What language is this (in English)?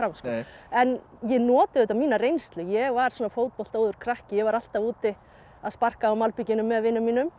Icelandic